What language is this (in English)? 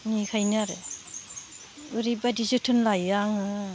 Bodo